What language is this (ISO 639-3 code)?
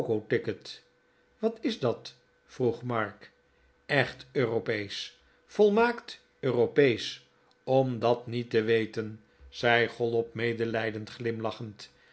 nld